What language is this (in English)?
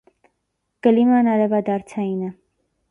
Armenian